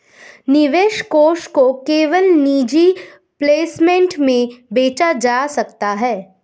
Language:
Hindi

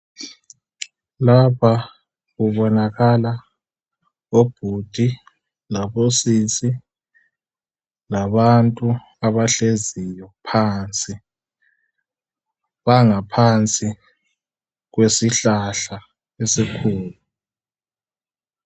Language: North Ndebele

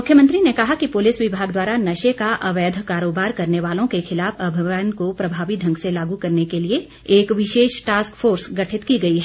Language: Hindi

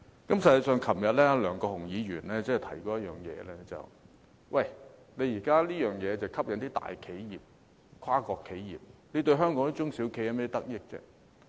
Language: Cantonese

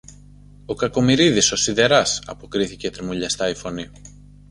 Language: Greek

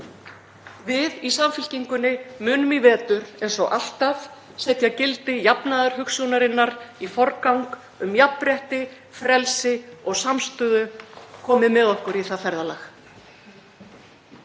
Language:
Icelandic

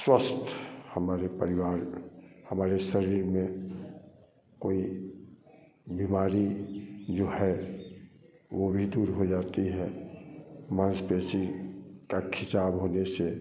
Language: Hindi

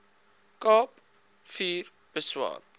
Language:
Afrikaans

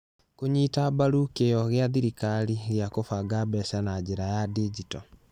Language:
Kikuyu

